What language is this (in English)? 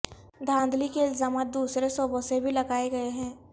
Urdu